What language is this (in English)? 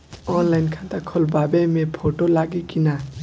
Bhojpuri